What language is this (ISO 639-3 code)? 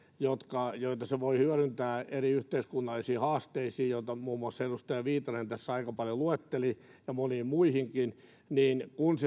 fin